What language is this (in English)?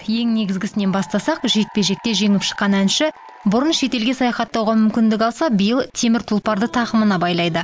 Kazakh